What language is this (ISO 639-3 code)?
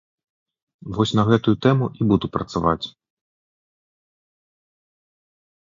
bel